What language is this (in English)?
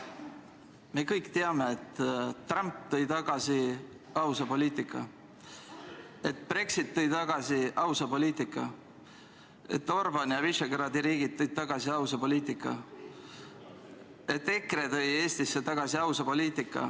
Estonian